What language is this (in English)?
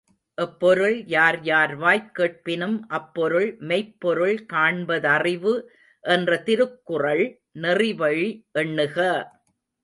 Tamil